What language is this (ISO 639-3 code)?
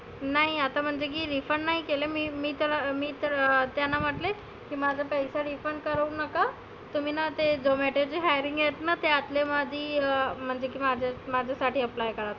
mar